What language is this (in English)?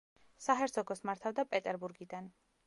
Georgian